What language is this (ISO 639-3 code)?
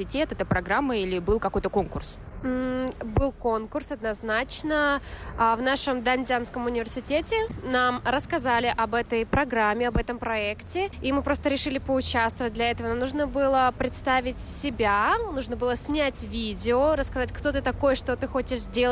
rus